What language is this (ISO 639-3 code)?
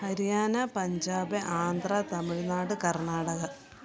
mal